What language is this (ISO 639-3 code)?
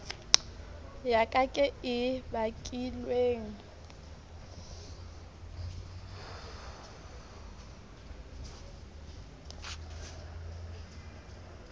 sot